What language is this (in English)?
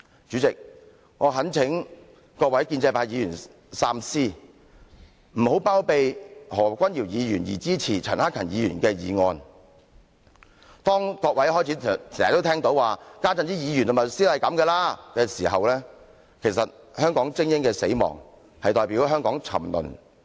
Cantonese